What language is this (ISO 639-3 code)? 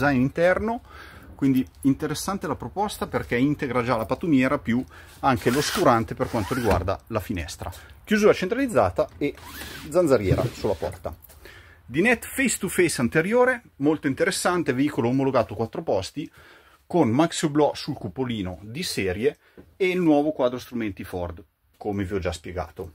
ita